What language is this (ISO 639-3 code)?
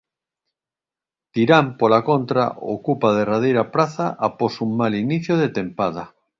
glg